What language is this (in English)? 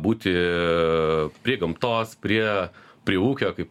Lithuanian